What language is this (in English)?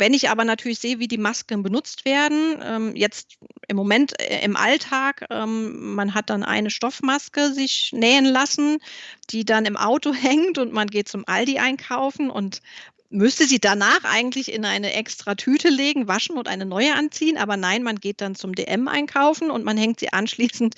German